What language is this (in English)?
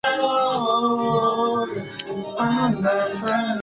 Spanish